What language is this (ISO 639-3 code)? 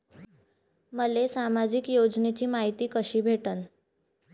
mar